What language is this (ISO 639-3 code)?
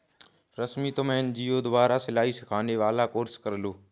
hin